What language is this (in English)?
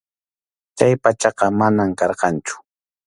Arequipa-La Unión Quechua